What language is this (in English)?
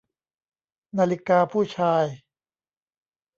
Thai